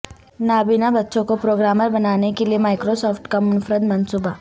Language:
Urdu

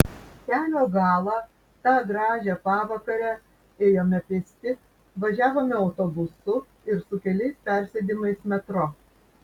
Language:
Lithuanian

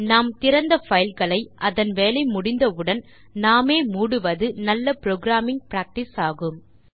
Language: Tamil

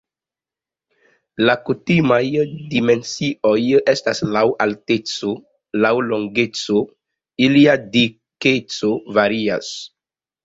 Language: Esperanto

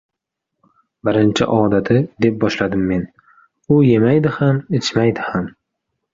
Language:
Uzbek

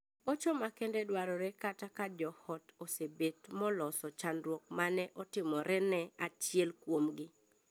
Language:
Luo (Kenya and Tanzania)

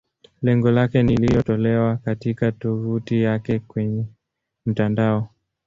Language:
Swahili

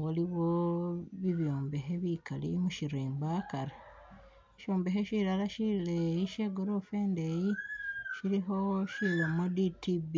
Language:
Masaaba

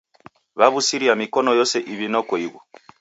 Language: Taita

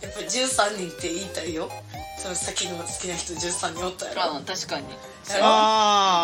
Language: Japanese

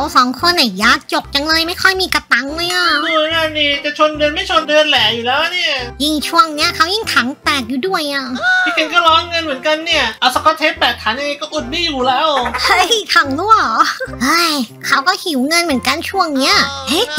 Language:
Thai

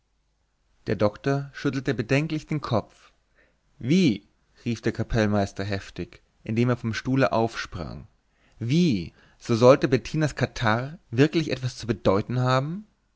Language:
German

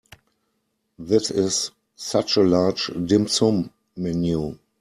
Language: English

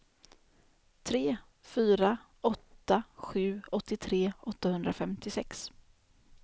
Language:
Swedish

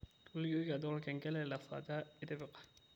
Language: Masai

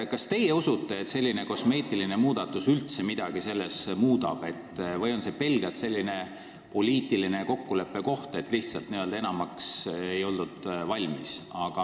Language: Estonian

